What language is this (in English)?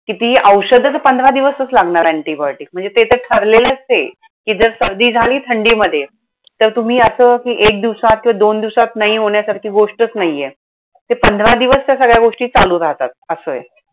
Marathi